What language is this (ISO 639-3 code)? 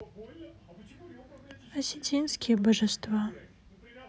rus